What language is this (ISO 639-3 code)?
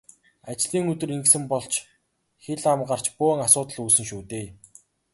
mon